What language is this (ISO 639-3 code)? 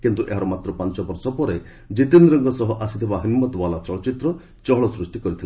ori